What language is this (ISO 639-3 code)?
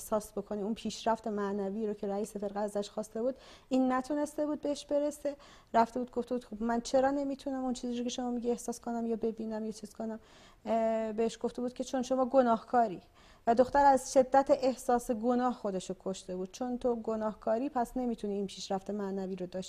fas